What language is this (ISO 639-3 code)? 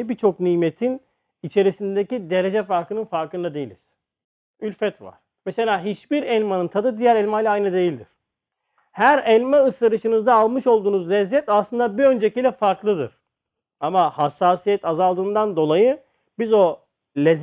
tur